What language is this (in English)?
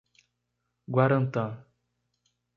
Portuguese